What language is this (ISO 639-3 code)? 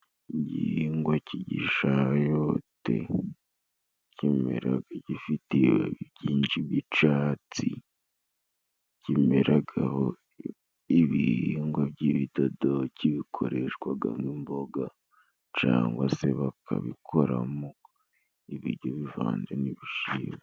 kin